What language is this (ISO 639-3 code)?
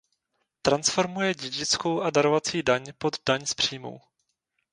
ces